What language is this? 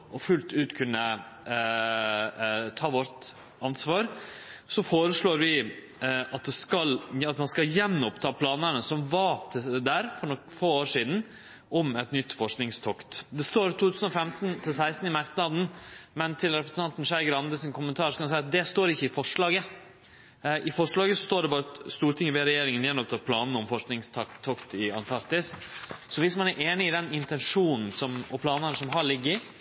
Norwegian Nynorsk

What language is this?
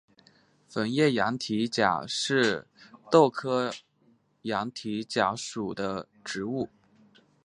Chinese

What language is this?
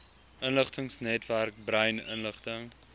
Afrikaans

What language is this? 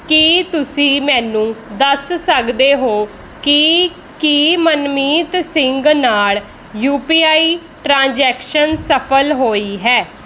Punjabi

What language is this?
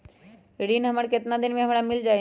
Magahi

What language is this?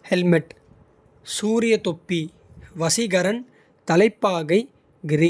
Kota (India)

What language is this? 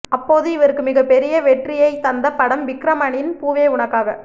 Tamil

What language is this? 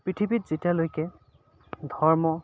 Assamese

